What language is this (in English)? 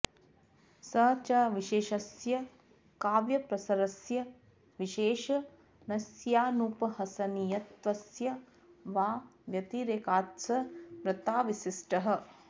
Sanskrit